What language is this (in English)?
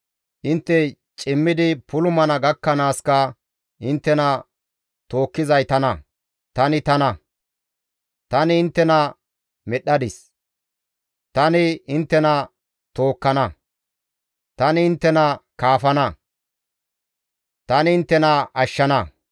Gamo